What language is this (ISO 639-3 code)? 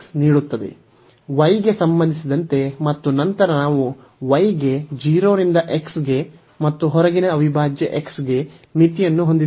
kan